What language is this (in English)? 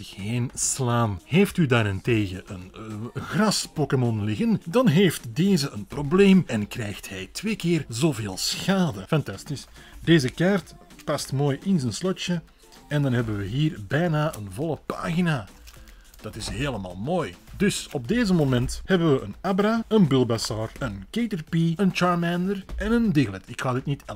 Dutch